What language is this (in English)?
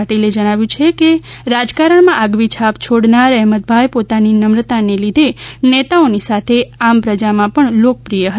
Gujarati